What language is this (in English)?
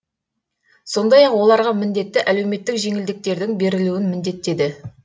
Kazakh